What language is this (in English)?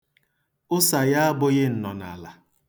Igbo